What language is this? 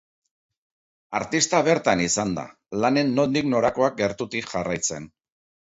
Basque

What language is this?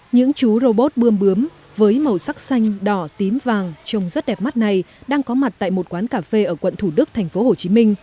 Vietnamese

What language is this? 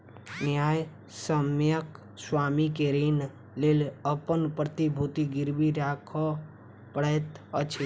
Maithili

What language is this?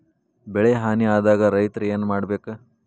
Kannada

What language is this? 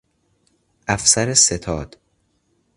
Persian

